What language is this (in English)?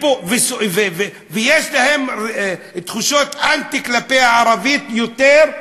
Hebrew